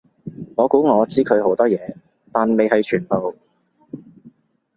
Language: Cantonese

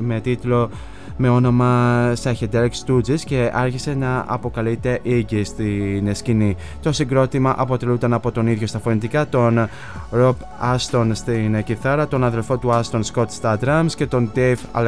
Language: Greek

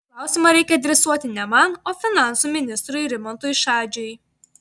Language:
Lithuanian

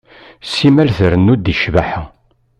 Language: Kabyle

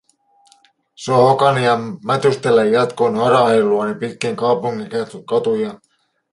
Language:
Finnish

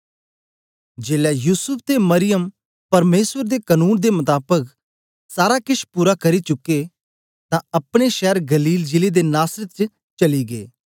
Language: Dogri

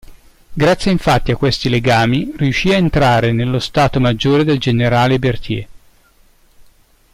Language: Italian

